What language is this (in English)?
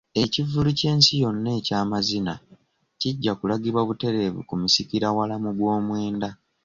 Ganda